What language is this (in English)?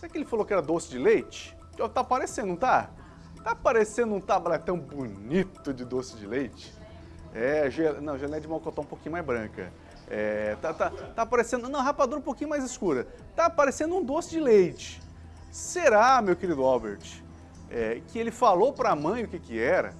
Portuguese